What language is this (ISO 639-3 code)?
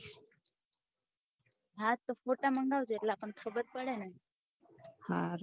guj